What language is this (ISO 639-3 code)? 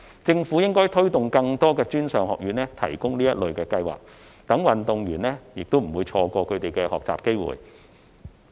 yue